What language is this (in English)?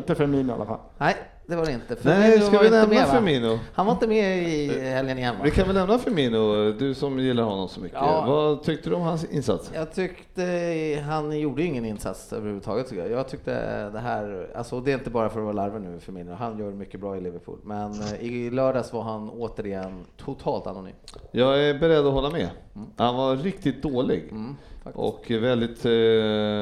Swedish